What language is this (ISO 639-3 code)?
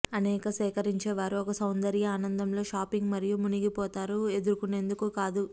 tel